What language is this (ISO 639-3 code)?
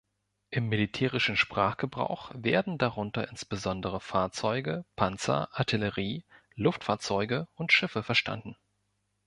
deu